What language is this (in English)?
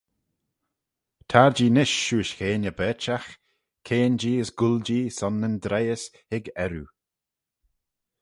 Manx